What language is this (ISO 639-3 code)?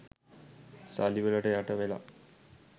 sin